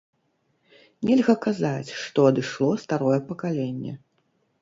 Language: Belarusian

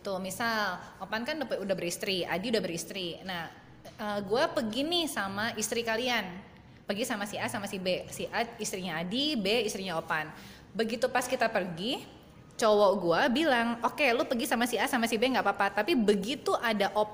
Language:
Indonesian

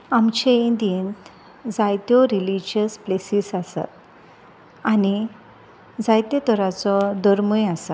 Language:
Konkani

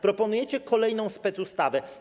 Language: Polish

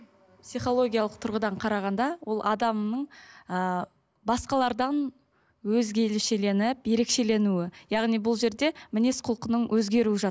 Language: Kazakh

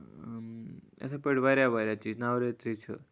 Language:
Kashmiri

